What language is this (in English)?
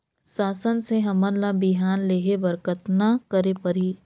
Chhattisgarhi